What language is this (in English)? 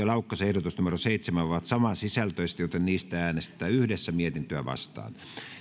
Finnish